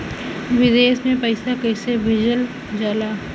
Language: Bhojpuri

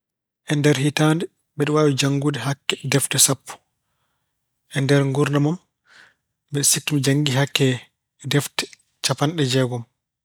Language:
Fula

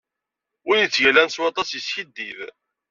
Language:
Kabyle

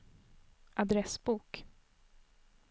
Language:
Swedish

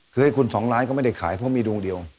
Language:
Thai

